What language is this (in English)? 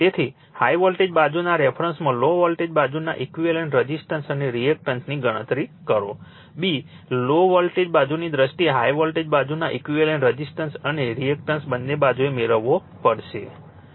Gujarati